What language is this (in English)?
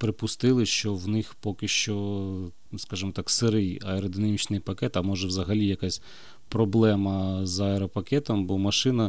Ukrainian